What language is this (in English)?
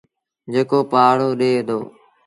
Sindhi Bhil